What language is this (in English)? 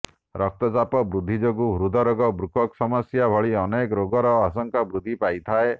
Odia